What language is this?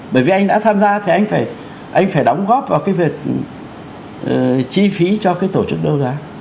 Vietnamese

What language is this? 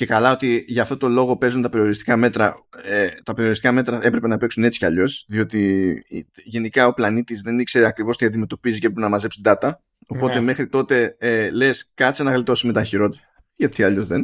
Greek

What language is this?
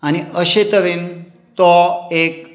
Konkani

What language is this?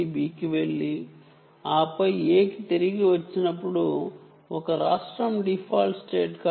Telugu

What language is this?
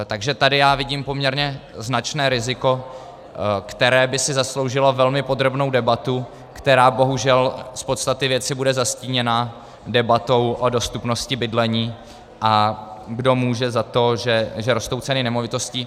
Czech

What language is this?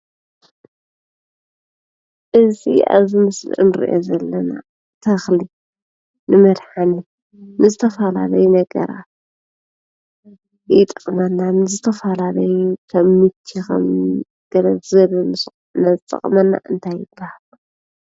Tigrinya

